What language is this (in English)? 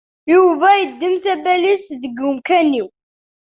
Kabyle